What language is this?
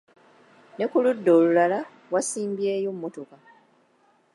Ganda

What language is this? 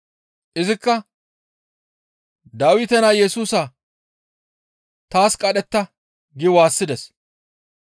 Gamo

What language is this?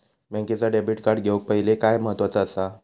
Marathi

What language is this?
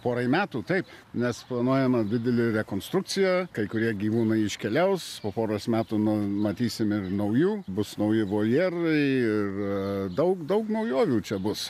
Lithuanian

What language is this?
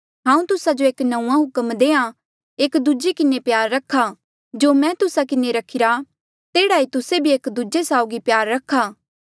Mandeali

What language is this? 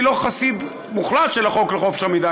Hebrew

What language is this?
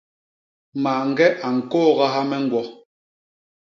Basaa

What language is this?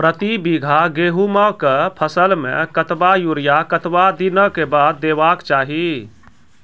Maithili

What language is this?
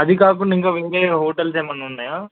Telugu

